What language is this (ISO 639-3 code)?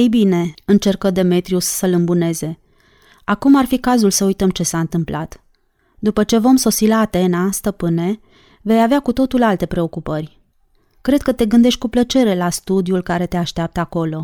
ron